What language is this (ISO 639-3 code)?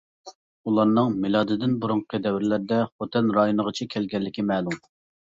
uig